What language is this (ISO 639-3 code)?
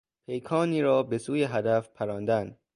fas